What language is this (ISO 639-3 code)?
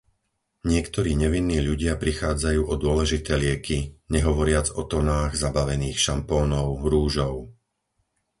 slk